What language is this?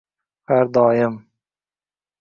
Uzbek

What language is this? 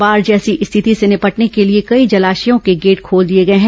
Hindi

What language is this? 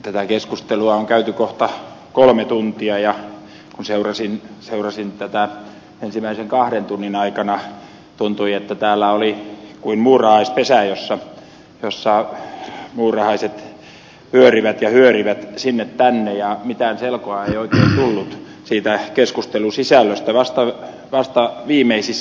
Finnish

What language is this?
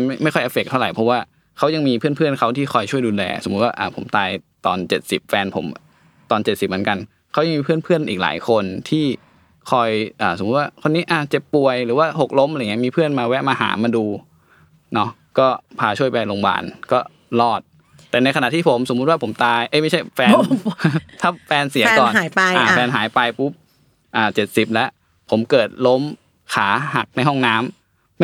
Thai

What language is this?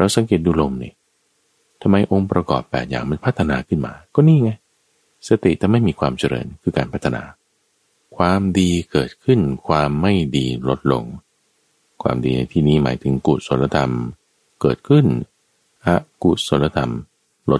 Thai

